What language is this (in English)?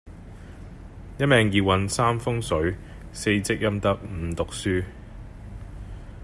Cantonese